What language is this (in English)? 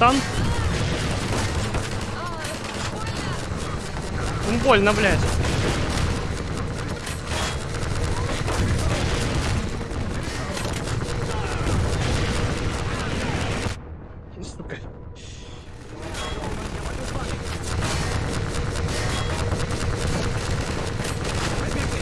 Russian